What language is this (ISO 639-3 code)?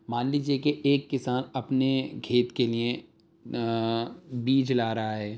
urd